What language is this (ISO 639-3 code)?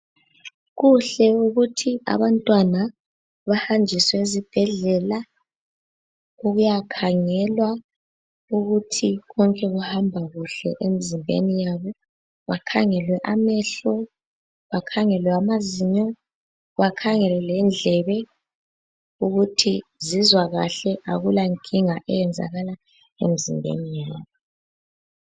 nde